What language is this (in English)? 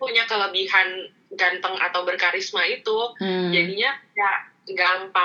Indonesian